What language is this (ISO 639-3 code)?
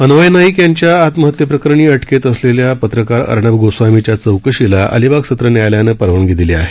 mar